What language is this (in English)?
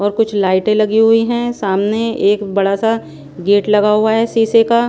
Hindi